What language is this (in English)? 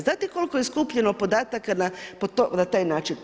Croatian